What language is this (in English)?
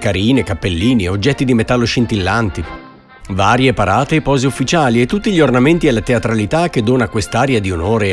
Italian